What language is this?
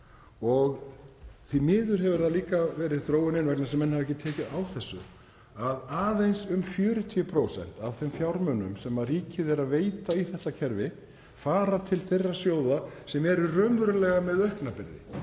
Icelandic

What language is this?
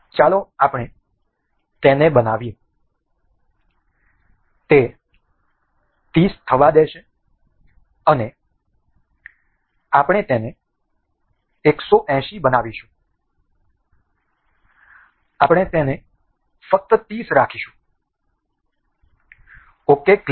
Gujarati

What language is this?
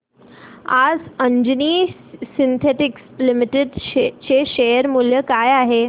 Marathi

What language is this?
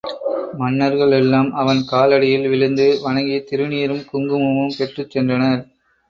Tamil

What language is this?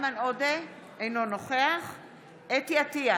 Hebrew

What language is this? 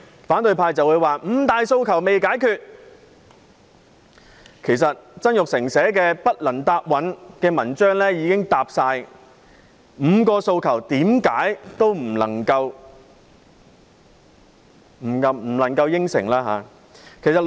Cantonese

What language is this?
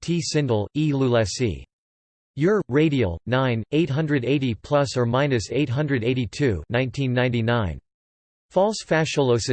English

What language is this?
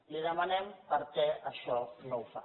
Catalan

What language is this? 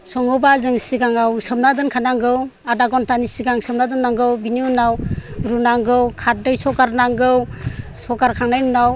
Bodo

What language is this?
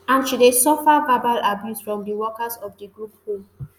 Nigerian Pidgin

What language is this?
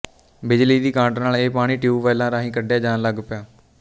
Punjabi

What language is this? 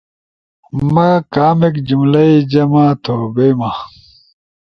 Ushojo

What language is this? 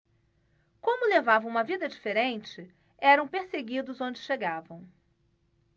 Portuguese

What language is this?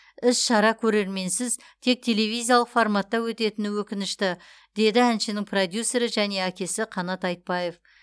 Kazakh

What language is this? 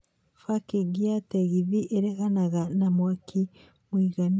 Kikuyu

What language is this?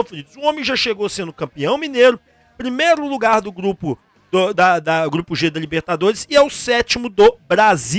Portuguese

